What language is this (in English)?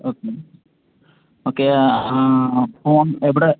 Malayalam